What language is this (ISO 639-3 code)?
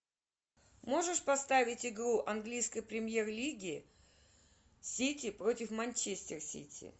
rus